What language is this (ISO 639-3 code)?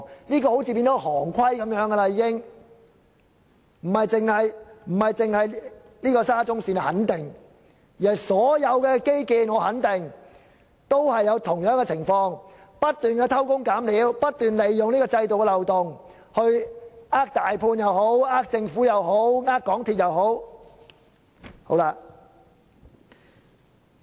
yue